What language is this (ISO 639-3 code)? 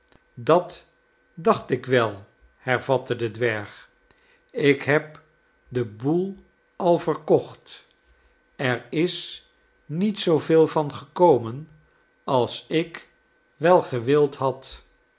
nld